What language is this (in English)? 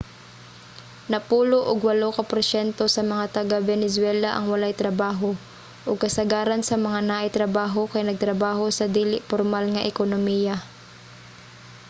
Cebuano